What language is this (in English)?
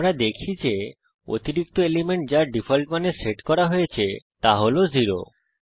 Bangla